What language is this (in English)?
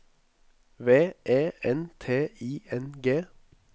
Norwegian